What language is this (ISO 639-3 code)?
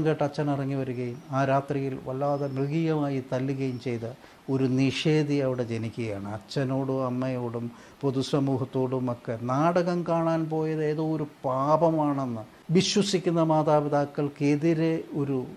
mal